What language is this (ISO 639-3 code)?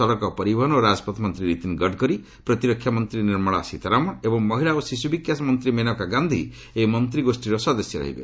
ori